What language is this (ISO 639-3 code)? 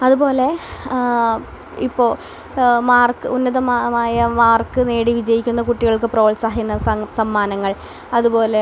mal